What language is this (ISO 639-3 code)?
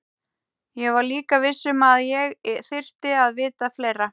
isl